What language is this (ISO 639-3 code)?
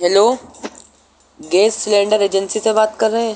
urd